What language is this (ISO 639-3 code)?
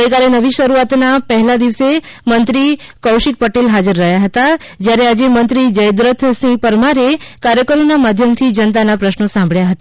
guj